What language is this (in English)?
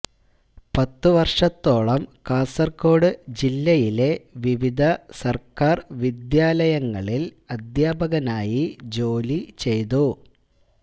Malayalam